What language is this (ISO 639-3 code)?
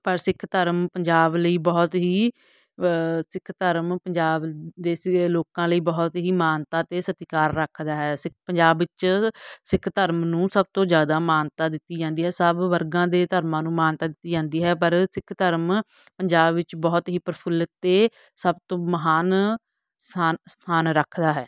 pan